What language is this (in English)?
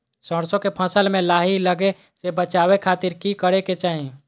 Magahi